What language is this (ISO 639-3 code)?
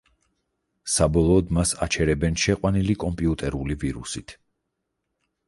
kat